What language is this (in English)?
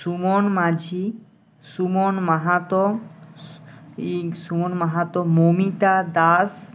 Bangla